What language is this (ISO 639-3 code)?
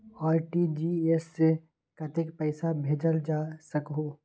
mag